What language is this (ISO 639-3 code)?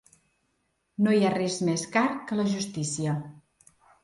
cat